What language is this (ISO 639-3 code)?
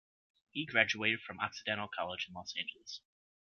eng